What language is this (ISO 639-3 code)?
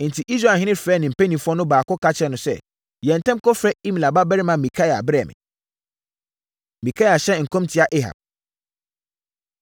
aka